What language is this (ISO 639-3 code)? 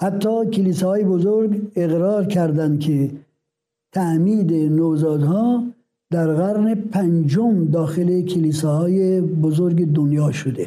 fas